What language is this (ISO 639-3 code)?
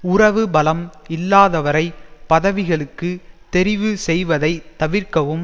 tam